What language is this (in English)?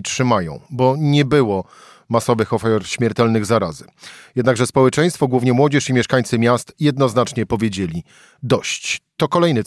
Polish